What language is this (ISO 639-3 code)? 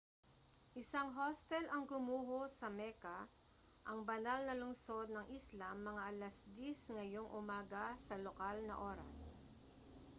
fil